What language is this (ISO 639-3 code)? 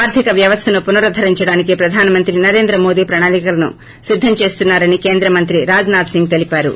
tel